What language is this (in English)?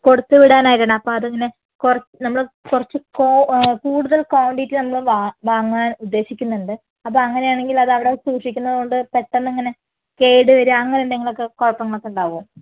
Malayalam